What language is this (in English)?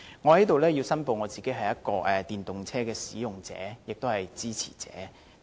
Cantonese